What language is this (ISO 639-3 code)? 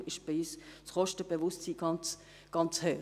gsw